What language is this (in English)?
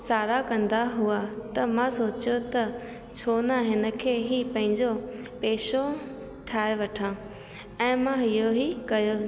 Sindhi